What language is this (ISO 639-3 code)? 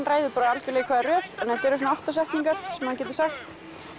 isl